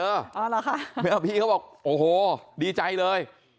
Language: Thai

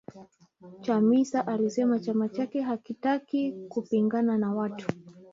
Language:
Swahili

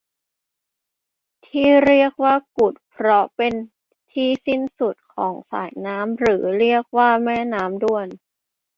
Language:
Thai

